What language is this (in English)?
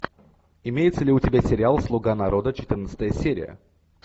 Russian